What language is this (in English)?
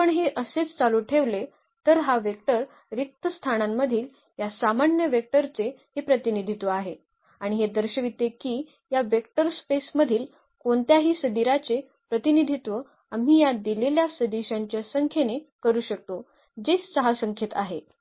Marathi